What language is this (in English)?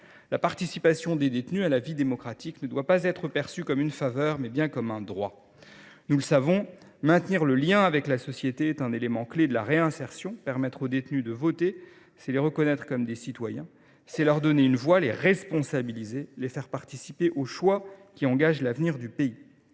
French